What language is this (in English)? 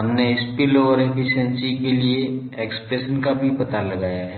Hindi